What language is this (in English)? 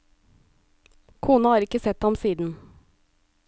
Norwegian